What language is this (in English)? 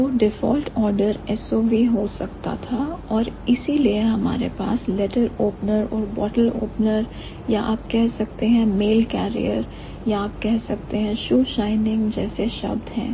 Hindi